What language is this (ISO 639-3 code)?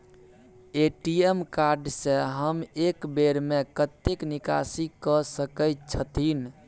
mai